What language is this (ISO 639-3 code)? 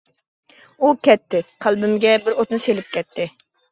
uig